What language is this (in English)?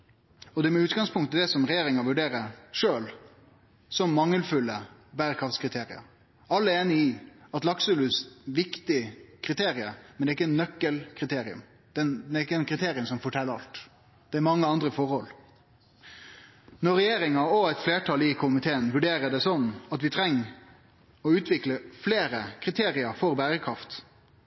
Norwegian Nynorsk